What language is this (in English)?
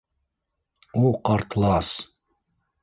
Bashkir